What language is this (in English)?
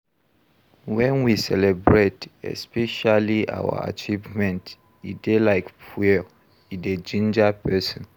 Nigerian Pidgin